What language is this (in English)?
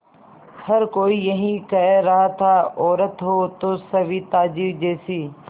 Hindi